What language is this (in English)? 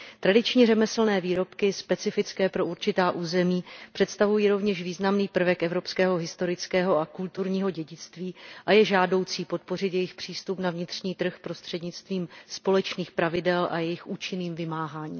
Czech